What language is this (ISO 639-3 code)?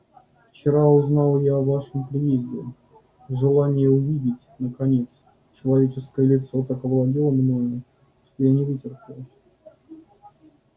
rus